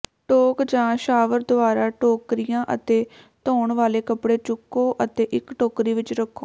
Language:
Punjabi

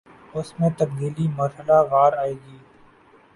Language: Urdu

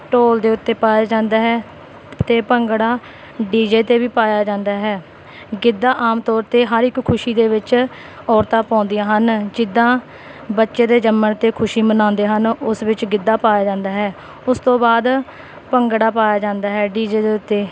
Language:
Punjabi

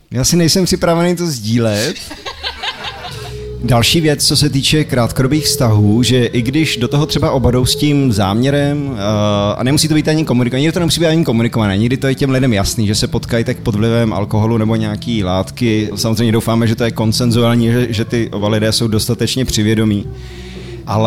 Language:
Czech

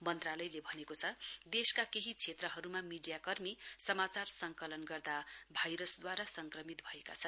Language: Nepali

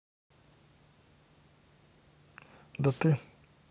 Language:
Russian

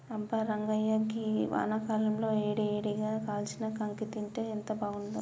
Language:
Telugu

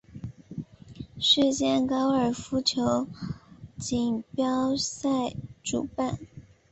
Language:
Chinese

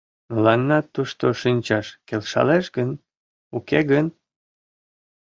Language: Mari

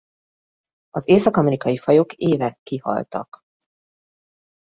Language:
Hungarian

